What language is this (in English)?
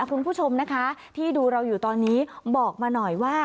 Thai